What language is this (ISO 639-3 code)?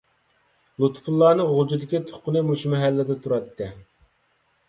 uig